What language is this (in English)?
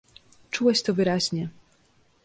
Polish